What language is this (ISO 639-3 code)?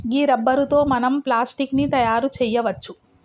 tel